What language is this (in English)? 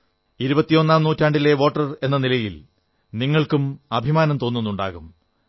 Malayalam